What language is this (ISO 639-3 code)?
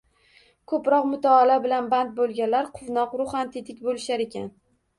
uzb